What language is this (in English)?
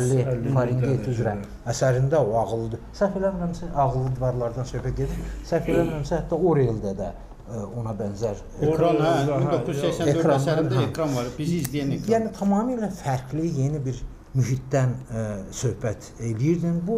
Turkish